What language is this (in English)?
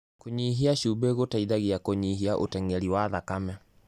Kikuyu